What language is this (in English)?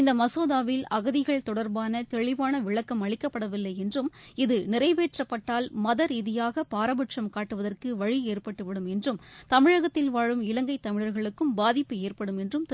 Tamil